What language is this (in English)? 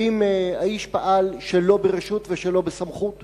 Hebrew